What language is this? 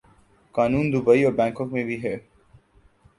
Urdu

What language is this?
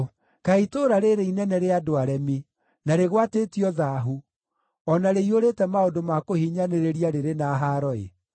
Kikuyu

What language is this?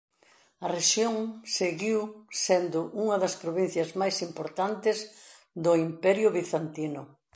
Galician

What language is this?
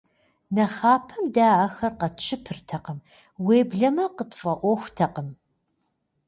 Kabardian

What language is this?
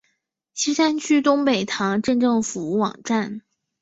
Chinese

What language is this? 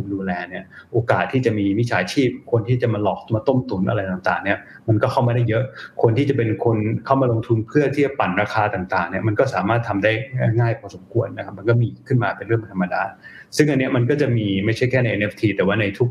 Thai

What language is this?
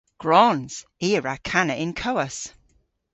Cornish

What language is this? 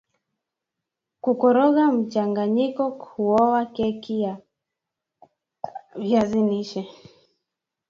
Swahili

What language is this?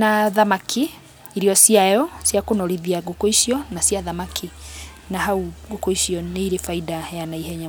Kikuyu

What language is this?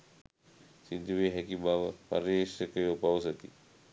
Sinhala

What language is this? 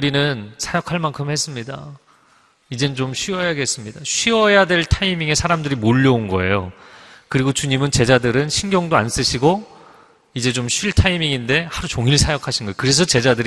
Korean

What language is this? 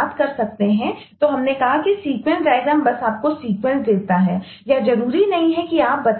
Hindi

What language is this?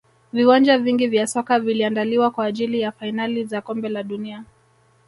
Swahili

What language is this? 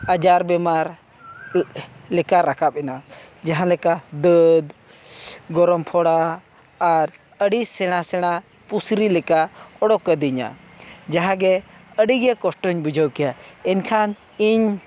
Santali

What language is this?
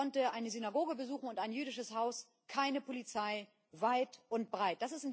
German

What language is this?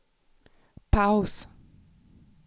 Swedish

